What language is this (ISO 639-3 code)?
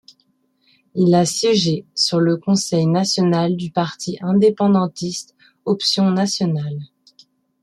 fra